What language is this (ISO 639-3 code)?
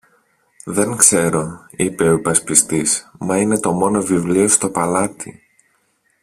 ell